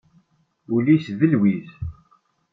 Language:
Kabyle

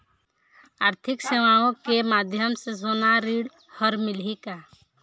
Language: Chhattisgarhi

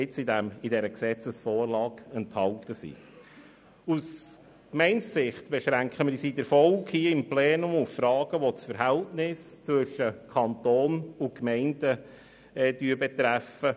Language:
Swiss German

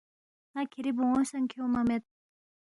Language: Balti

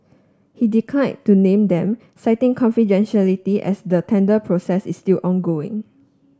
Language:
English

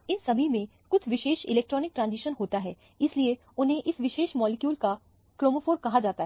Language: Hindi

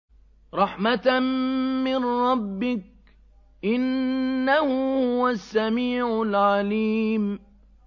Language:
Arabic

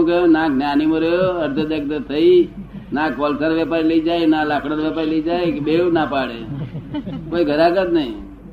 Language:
Gujarati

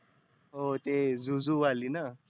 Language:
Marathi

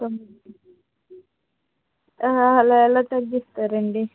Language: Telugu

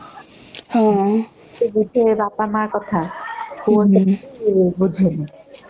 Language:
Odia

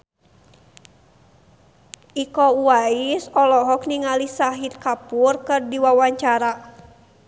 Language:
Sundanese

